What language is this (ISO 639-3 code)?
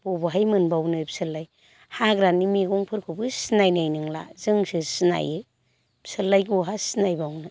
brx